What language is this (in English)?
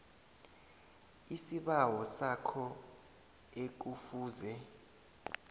South Ndebele